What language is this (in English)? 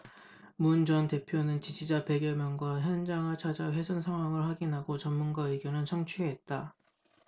Korean